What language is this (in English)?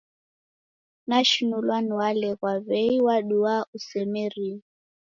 Taita